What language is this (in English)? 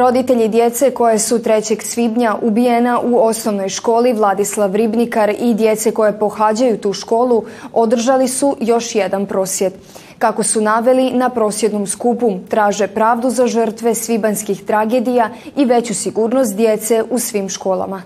Croatian